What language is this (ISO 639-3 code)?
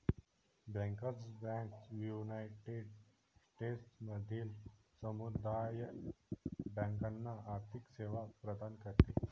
mar